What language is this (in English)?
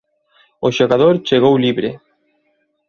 Galician